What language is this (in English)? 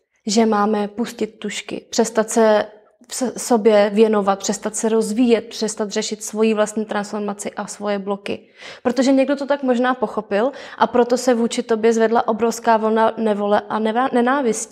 Czech